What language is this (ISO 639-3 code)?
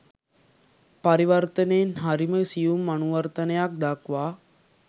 sin